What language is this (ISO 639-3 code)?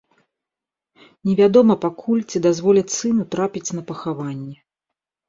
bel